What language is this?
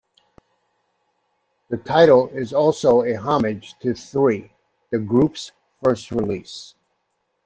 English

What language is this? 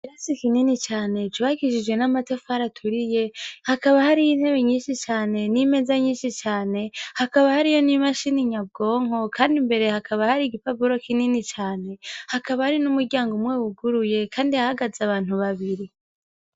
Rundi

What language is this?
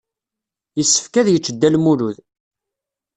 Kabyle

